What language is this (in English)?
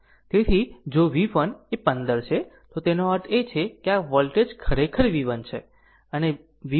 Gujarati